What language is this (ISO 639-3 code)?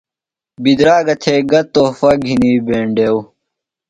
phl